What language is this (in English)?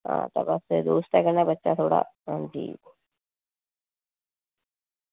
Dogri